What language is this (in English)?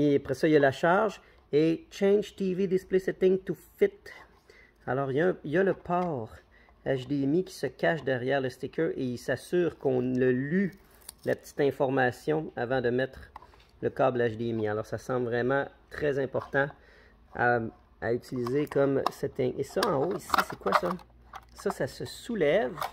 French